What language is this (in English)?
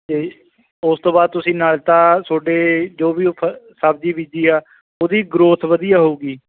Punjabi